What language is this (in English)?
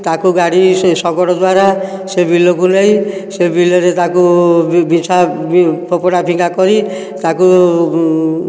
Odia